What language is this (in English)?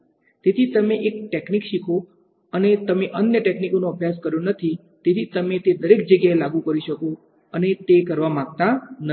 Gujarati